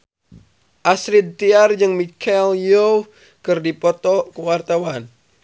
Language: Sundanese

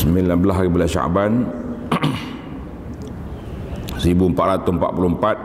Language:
Malay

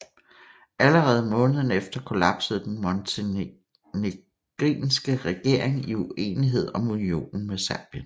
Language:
Danish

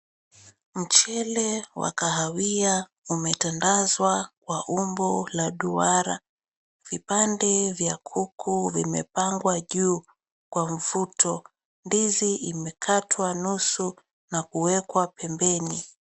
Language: Swahili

